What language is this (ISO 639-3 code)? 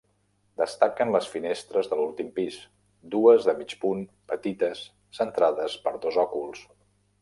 cat